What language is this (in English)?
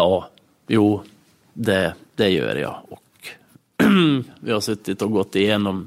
Swedish